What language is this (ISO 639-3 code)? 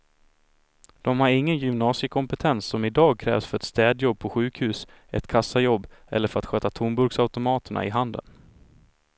swe